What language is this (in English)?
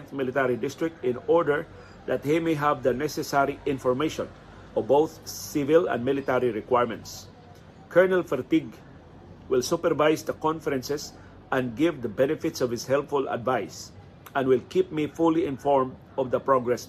Filipino